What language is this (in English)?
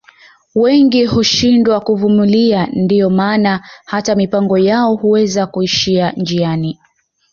Swahili